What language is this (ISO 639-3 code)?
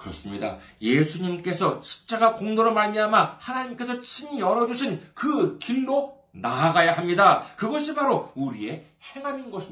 kor